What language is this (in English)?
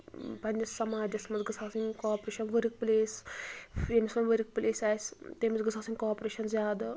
Kashmiri